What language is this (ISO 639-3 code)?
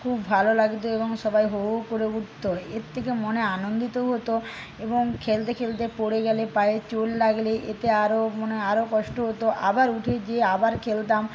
ben